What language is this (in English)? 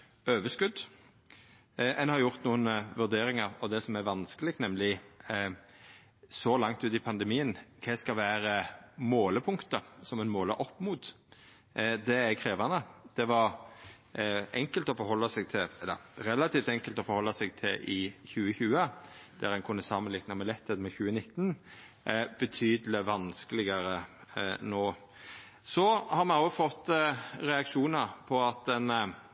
Norwegian Nynorsk